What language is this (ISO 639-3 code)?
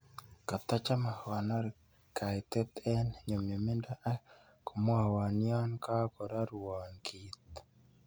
kln